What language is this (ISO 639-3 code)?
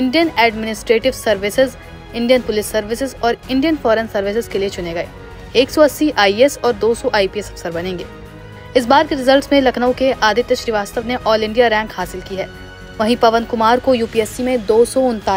hin